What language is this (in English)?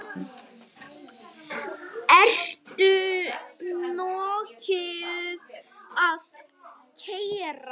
Icelandic